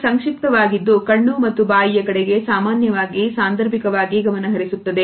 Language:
Kannada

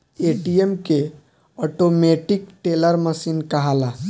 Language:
Bhojpuri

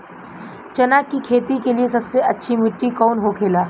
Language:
Bhojpuri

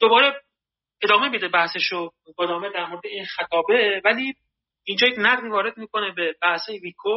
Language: Persian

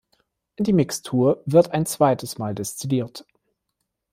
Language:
German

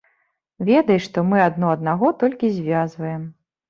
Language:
Belarusian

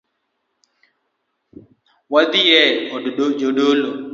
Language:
Luo (Kenya and Tanzania)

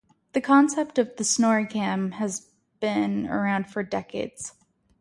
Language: English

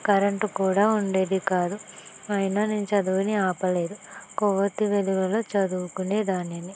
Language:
Telugu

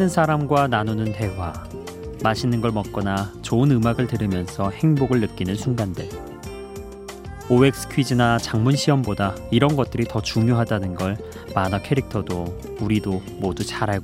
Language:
Korean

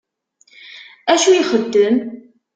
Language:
Kabyle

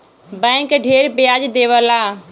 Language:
Bhojpuri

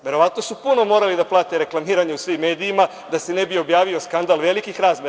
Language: Serbian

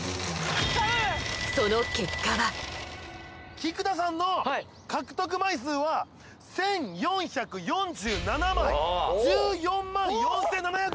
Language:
Japanese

